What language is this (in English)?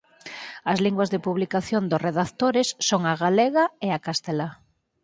Galician